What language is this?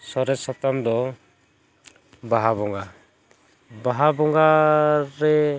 Santali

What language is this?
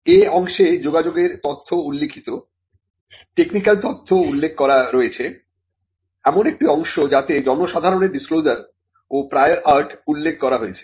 Bangla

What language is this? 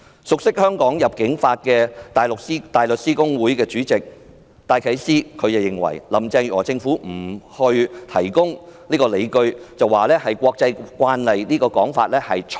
Cantonese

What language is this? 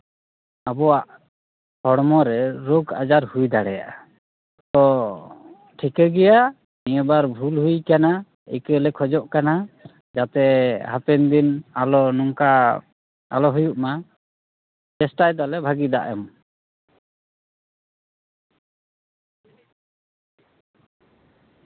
Santali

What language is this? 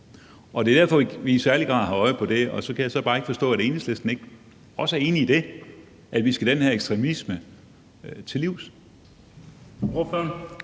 Danish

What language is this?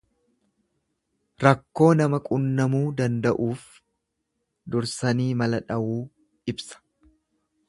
Oromo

